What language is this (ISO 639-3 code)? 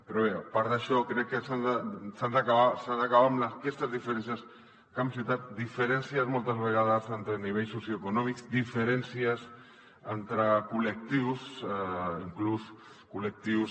cat